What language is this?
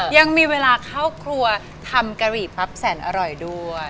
Thai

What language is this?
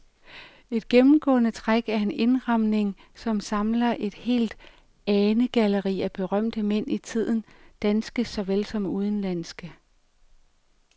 Danish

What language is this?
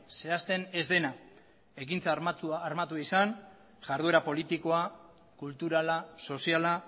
Basque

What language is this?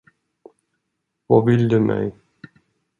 Swedish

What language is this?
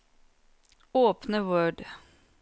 Norwegian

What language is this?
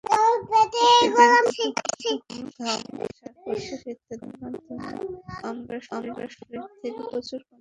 Bangla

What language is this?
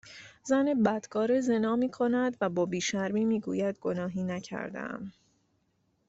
Persian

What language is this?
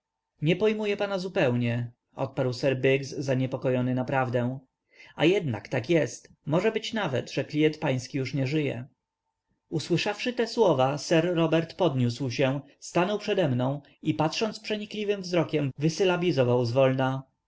Polish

